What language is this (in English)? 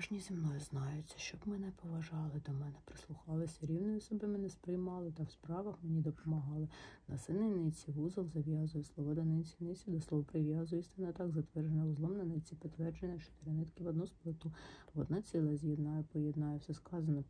Ukrainian